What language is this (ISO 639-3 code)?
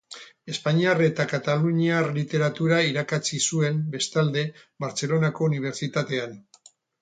eus